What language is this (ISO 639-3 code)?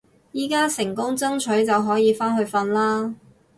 yue